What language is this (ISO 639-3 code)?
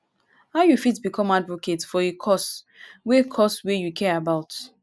pcm